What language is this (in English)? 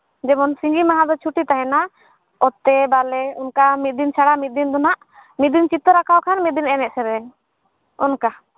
Santali